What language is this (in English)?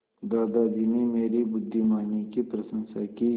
Hindi